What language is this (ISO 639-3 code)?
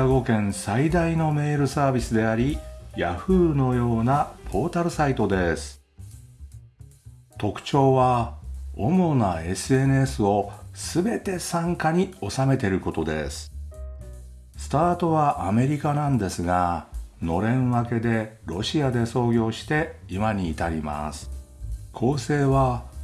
jpn